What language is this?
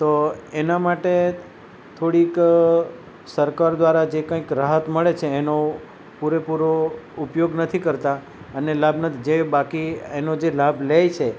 Gujarati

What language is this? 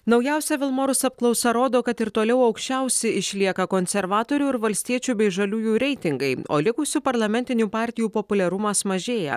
Lithuanian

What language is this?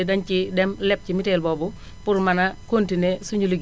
Wolof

